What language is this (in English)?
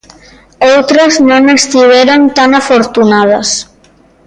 Galician